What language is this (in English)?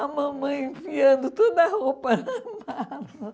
Portuguese